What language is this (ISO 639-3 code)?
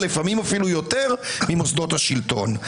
heb